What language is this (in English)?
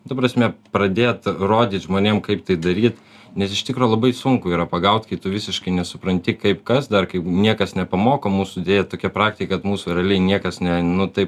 Lithuanian